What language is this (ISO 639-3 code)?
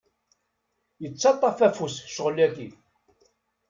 kab